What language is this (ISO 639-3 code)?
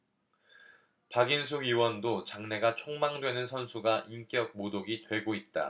kor